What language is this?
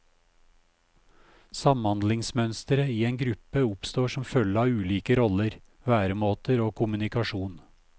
Norwegian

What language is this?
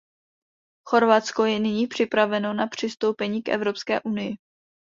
Czech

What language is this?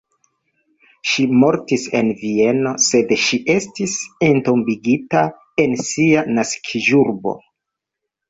Esperanto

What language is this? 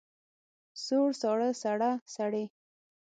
Pashto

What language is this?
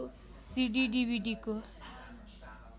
Nepali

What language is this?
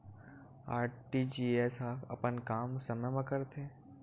Chhattisgarhi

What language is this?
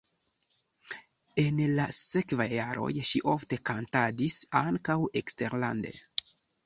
Esperanto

